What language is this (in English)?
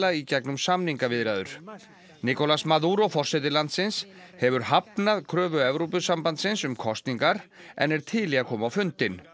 Icelandic